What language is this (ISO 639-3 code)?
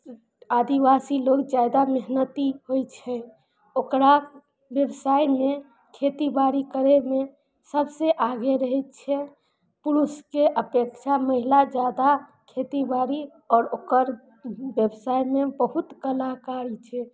mai